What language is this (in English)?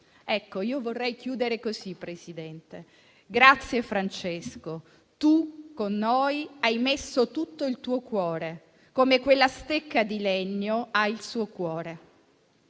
Italian